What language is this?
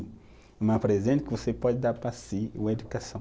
Portuguese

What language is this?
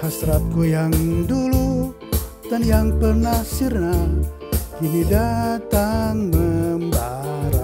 Indonesian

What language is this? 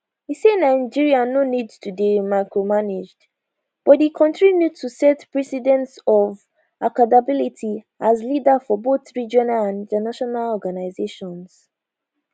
Nigerian Pidgin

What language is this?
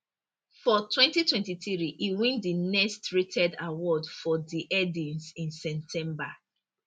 Nigerian Pidgin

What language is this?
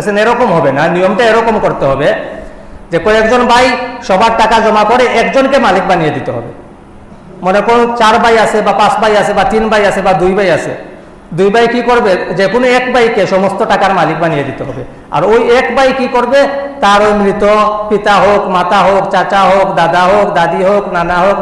Indonesian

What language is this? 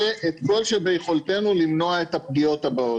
Hebrew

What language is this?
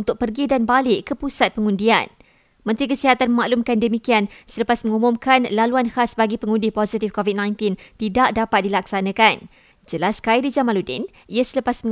Malay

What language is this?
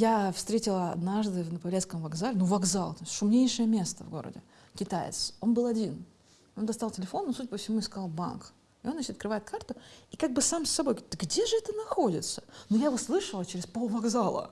Russian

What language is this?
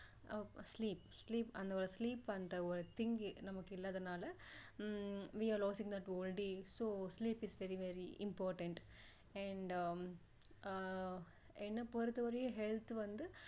Tamil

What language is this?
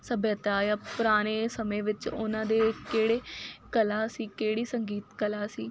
Punjabi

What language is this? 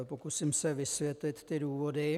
Czech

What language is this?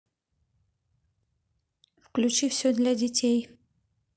Russian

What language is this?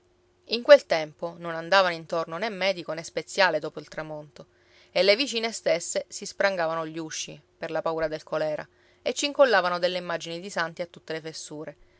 Italian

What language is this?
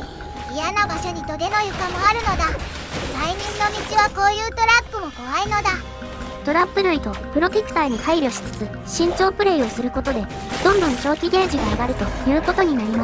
Japanese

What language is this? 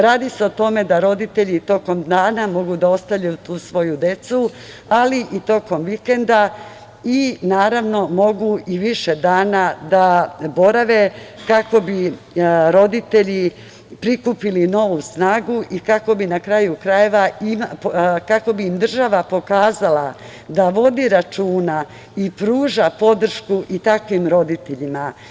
Serbian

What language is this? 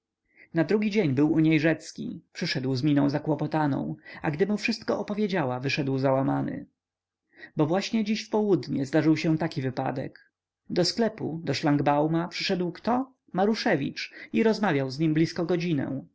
Polish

